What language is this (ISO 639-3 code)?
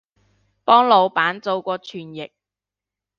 yue